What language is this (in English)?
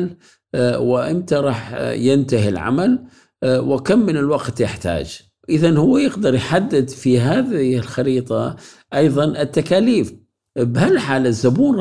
Arabic